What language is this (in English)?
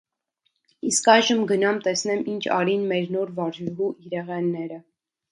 Armenian